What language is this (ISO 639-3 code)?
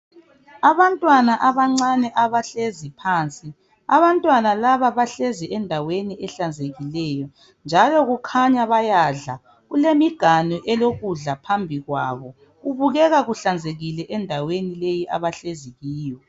nde